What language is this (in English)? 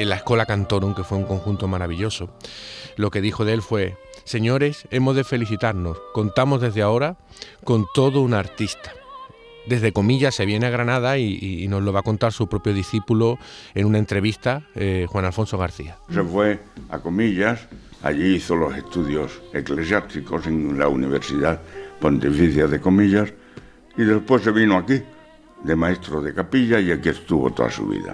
Spanish